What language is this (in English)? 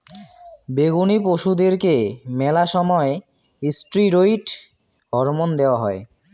Bangla